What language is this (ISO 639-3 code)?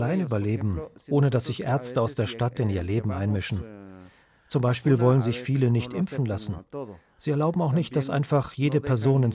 deu